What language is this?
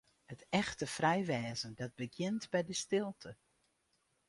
Western Frisian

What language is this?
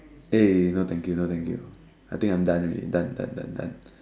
English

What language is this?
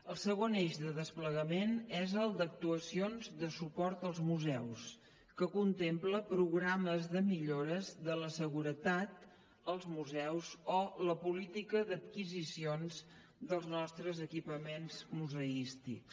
Catalan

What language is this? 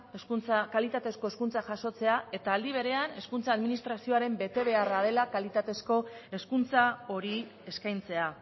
Basque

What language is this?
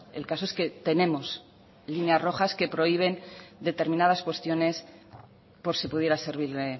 Spanish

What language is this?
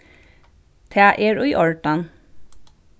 Faroese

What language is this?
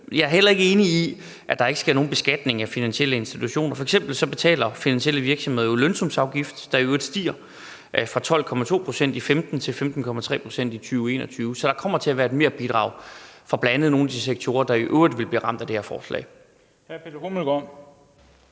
Danish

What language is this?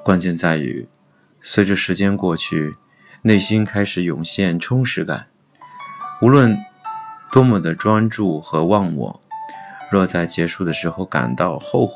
Chinese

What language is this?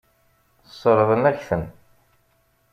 Kabyle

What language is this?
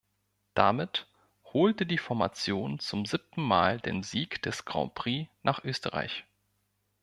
German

